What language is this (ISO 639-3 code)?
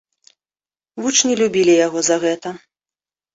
bel